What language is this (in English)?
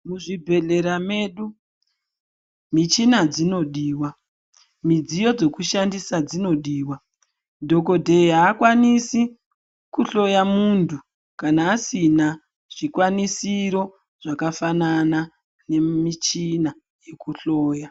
Ndau